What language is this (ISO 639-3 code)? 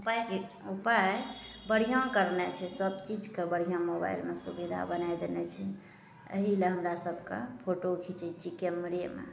mai